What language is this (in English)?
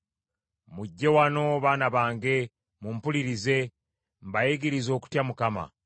Ganda